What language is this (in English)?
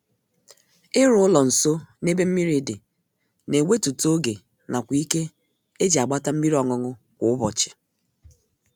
Igbo